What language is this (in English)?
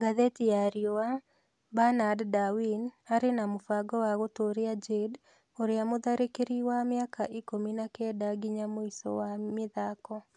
Kikuyu